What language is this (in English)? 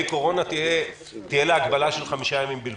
Hebrew